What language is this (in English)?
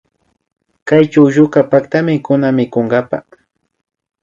Imbabura Highland Quichua